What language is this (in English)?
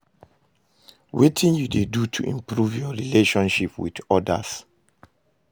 Nigerian Pidgin